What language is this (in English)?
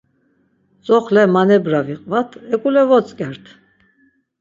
Laz